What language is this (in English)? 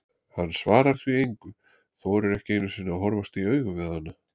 Icelandic